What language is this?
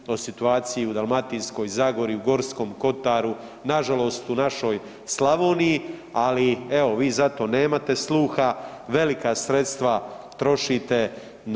Croatian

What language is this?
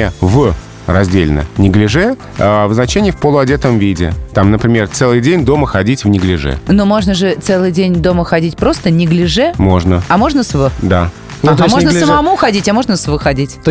Russian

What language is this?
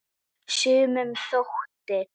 Icelandic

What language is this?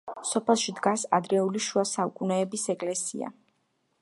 Georgian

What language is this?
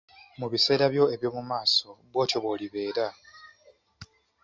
Ganda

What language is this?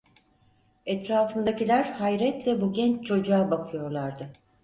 Turkish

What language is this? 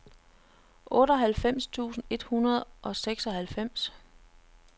Danish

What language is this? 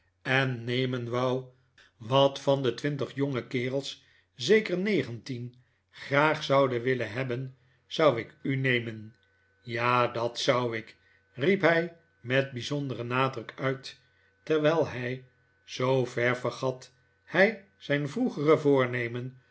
Dutch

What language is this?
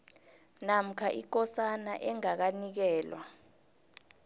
South Ndebele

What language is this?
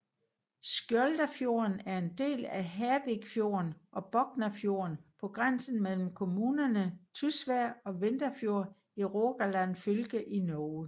Danish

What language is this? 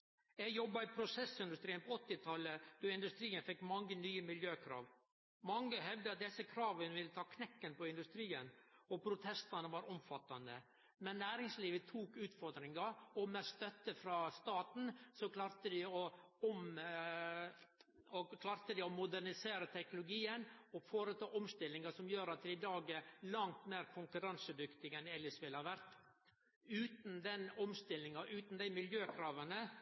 Norwegian Nynorsk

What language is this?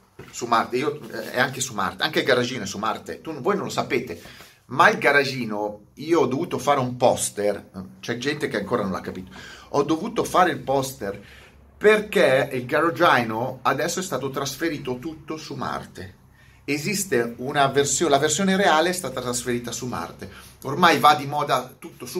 Italian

